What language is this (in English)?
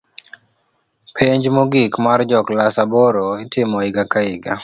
Luo (Kenya and Tanzania)